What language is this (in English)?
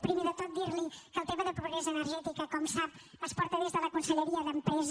Catalan